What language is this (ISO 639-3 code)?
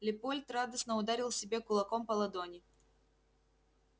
rus